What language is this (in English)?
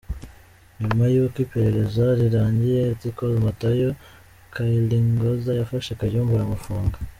Kinyarwanda